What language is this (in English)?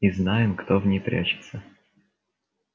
Russian